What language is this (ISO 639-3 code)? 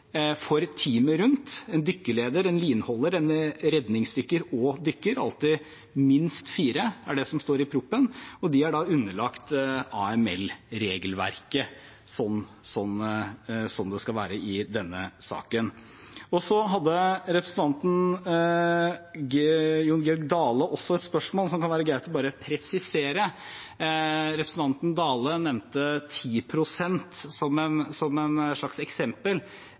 nob